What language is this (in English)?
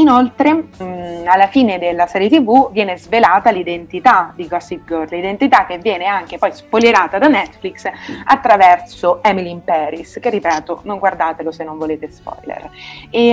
Italian